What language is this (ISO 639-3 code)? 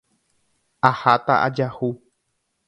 grn